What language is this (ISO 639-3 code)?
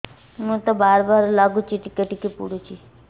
ori